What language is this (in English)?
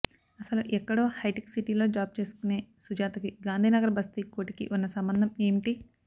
Telugu